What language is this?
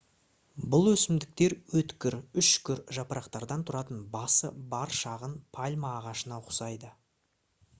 Kazakh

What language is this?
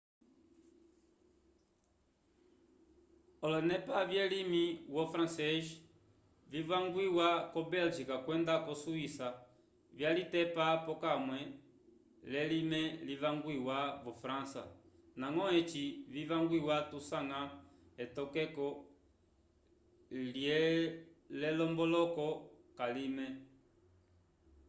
Umbundu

